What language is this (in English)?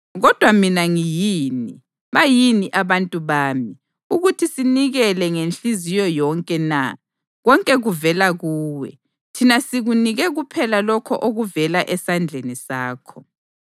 North Ndebele